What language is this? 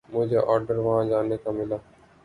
Urdu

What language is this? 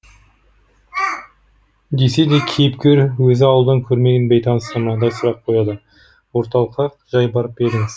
Kazakh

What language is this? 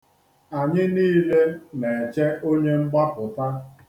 Igbo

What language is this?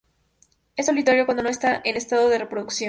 Spanish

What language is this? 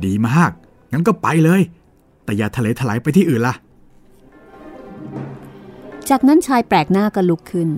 Thai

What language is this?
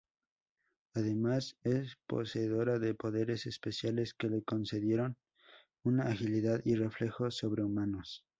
Spanish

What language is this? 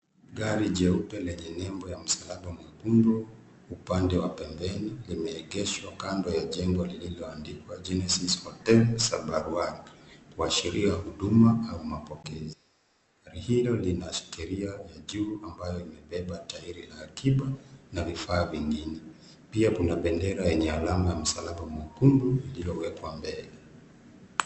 Swahili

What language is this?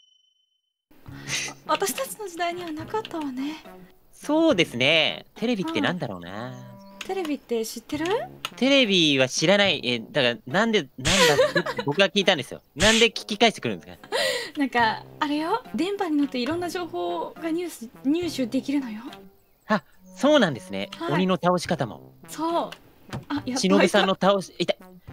Japanese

